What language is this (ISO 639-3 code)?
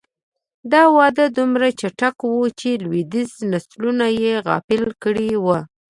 pus